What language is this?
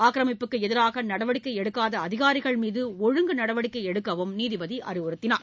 Tamil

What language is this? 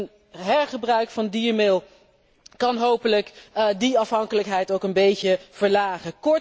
Dutch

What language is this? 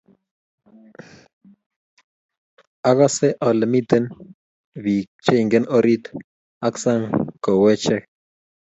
Kalenjin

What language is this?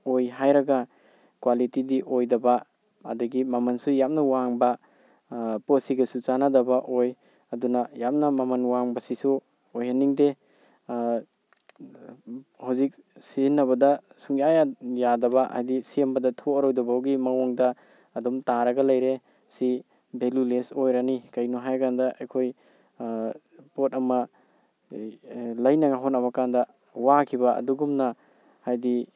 Manipuri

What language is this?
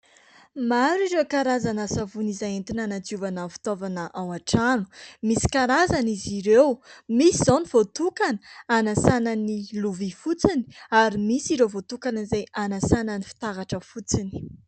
Malagasy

